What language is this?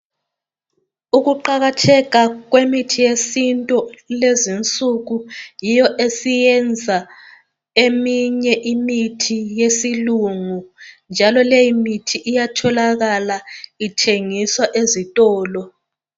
North Ndebele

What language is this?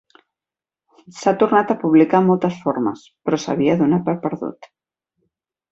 Catalan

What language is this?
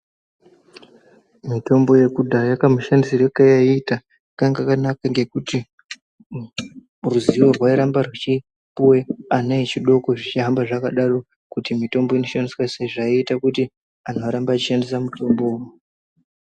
Ndau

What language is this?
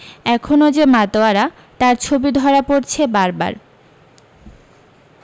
Bangla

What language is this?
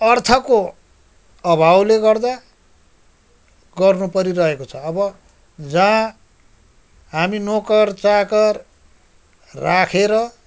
Nepali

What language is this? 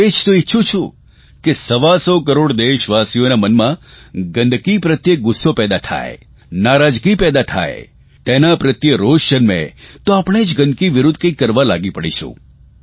Gujarati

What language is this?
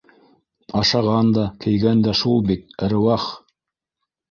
Bashkir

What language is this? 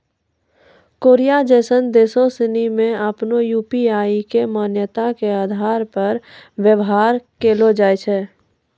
Maithili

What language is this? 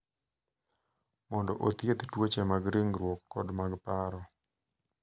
Luo (Kenya and Tanzania)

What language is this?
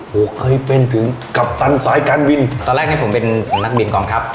Thai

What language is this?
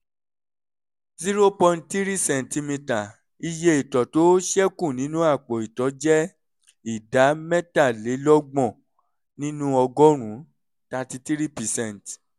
Yoruba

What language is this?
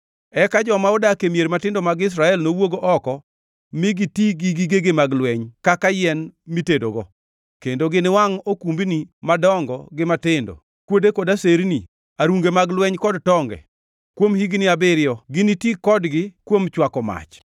Luo (Kenya and Tanzania)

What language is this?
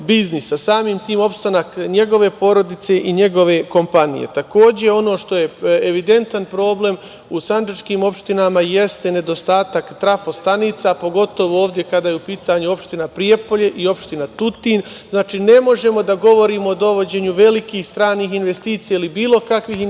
Serbian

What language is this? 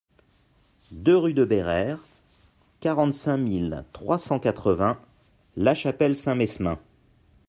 French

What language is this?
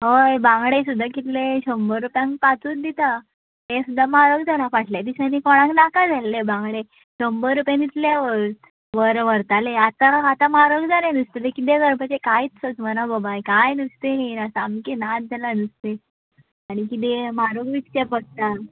Konkani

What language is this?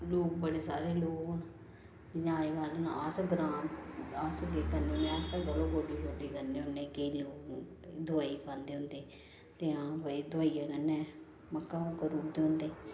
Dogri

